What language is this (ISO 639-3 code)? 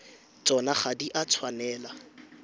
tsn